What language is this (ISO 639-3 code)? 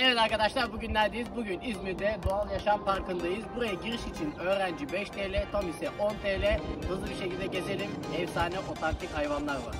tur